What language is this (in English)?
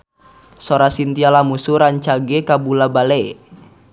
Sundanese